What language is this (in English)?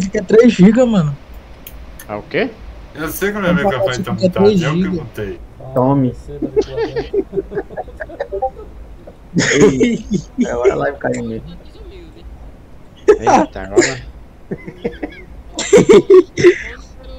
Portuguese